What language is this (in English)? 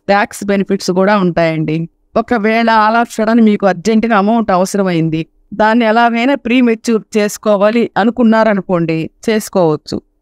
Telugu